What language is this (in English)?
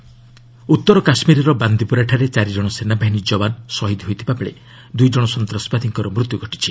Odia